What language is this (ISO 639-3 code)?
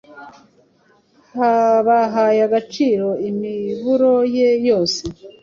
kin